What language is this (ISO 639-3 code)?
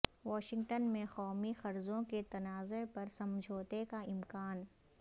urd